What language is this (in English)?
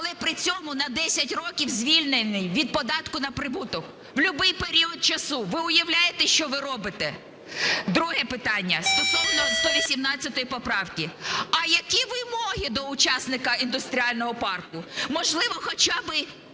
Ukrainian